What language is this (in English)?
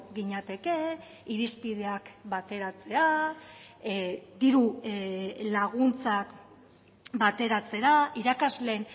Basque